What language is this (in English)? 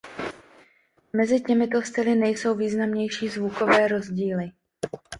Czech